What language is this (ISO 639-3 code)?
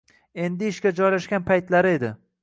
uzb